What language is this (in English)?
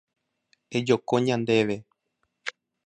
Guarani